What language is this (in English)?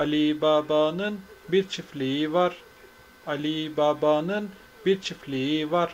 Turkish